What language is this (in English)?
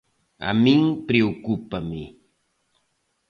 Galician